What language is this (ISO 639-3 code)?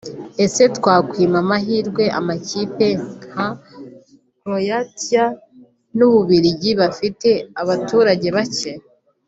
kin